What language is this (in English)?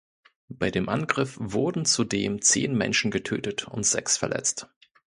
German